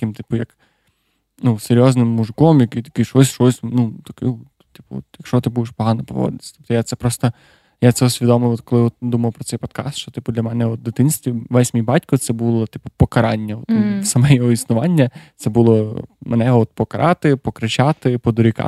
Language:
Ukrainian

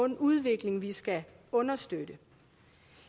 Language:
Danish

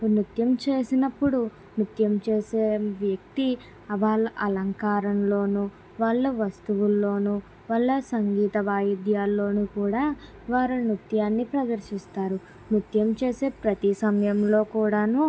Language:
Telugu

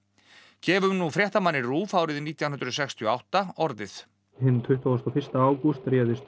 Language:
Icelandic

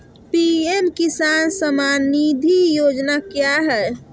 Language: Magahi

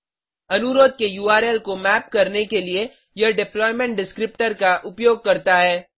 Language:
Hindi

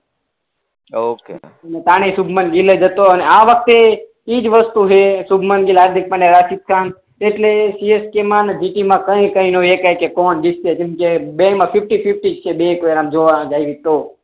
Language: Gujarati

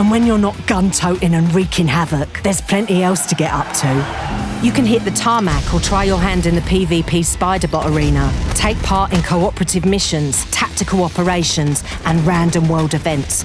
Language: English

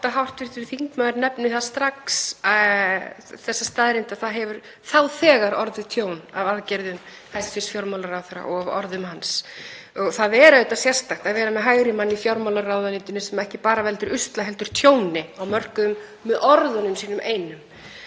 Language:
Icelandic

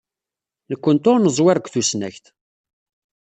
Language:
Kabyle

